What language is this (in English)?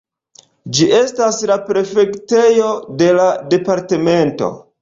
Esperanto